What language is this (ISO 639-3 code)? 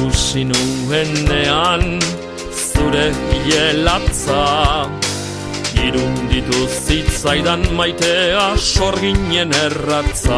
ron